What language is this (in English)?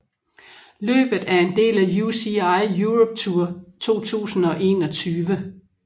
Danish